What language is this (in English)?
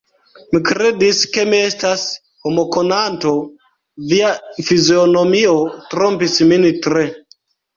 Esperanto